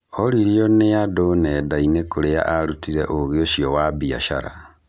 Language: Kikuyu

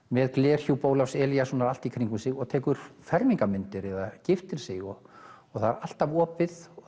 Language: Icelandic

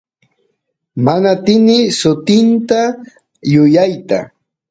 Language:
Santiago del Estero Quichua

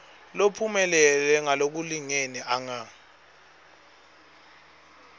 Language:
Swati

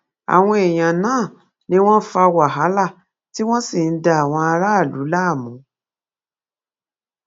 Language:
Yoruba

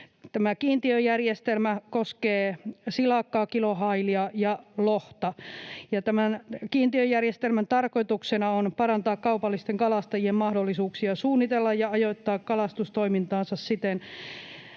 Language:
Finnish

